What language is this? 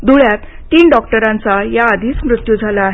Marathi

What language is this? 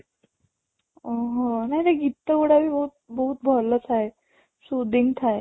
Odia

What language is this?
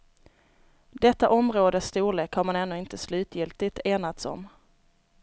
Swedish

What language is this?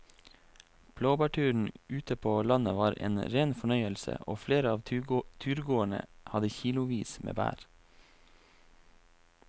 Norwegian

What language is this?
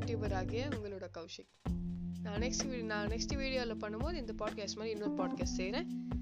Tamil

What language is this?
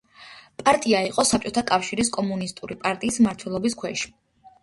Georgian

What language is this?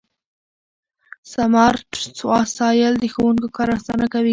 Pashto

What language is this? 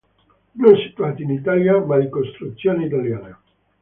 Italian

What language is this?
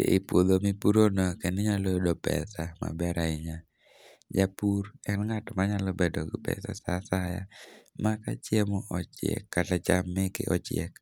Luo (Kenya and Tanzania)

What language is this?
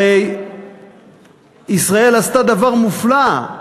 Hebrew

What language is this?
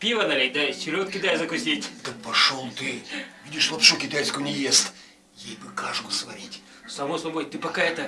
Russian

